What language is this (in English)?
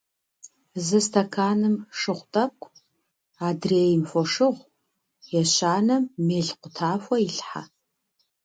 Kabardian